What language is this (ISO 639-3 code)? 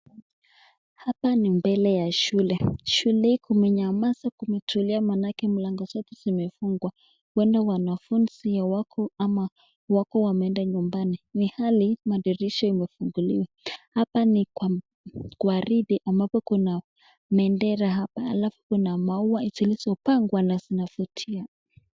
swa